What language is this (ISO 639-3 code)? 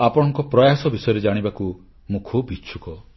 ori